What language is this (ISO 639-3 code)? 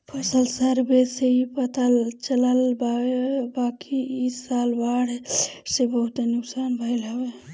bho